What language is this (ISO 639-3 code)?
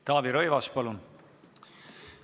est